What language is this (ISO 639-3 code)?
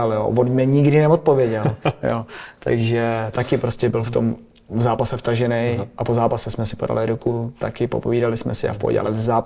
ces